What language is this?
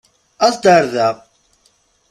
Kabyle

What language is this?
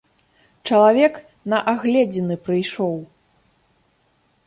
Belarusian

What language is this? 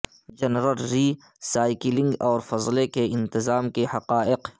Urdu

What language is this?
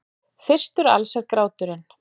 Icelandic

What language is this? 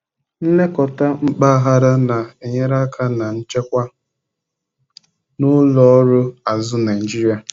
Igbo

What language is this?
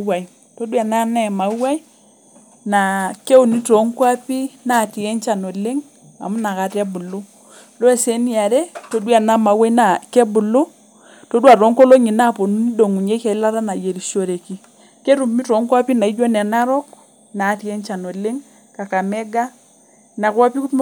Masai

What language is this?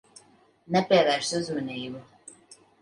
Latvian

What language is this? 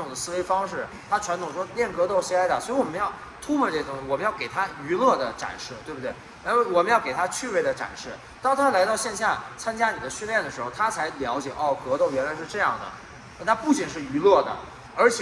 Chinese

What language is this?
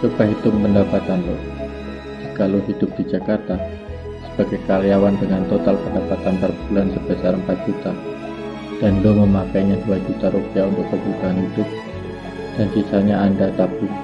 Indonesian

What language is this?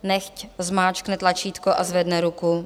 Czech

